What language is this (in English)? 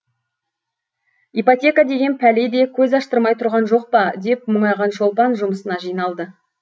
Kazakh